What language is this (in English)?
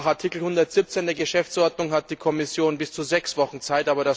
German